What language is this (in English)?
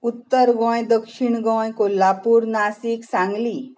Konkani